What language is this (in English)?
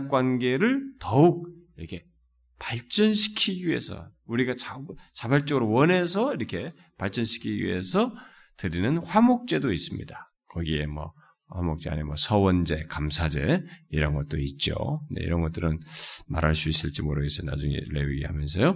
Korean